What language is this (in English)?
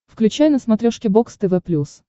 Russian